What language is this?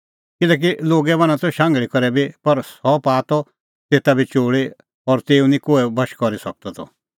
Kullu Pahari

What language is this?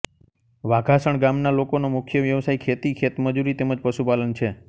Gujarati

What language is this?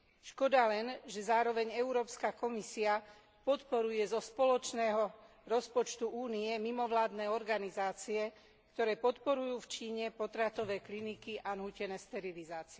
Slovak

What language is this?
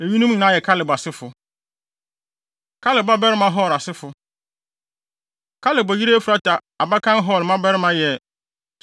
Akan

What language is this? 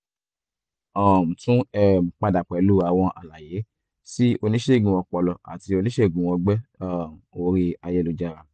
Yoruba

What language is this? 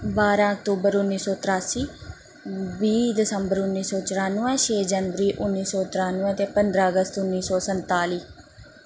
Dogri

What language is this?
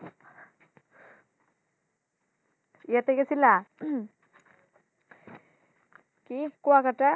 Bangla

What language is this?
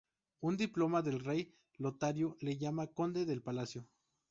Spanish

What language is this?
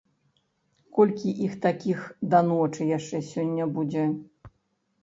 Belarusian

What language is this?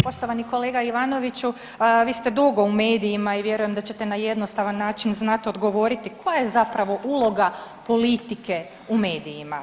Croatian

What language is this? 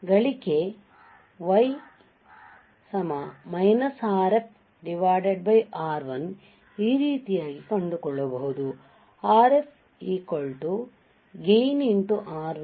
Kannada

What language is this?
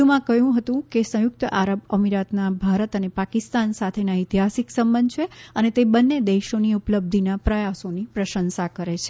Gujarati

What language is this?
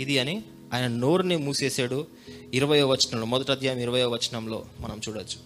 Telugu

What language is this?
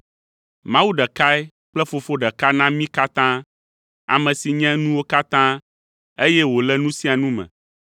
Ewe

